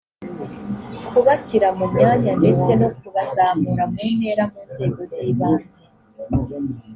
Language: Kinyarwanda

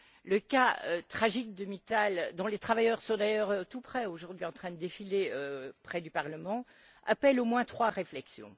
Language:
French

